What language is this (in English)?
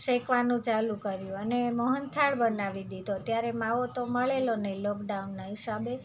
Gujarati